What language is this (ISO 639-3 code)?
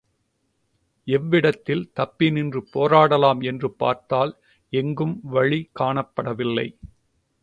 tam